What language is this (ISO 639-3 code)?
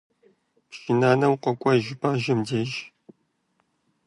kbd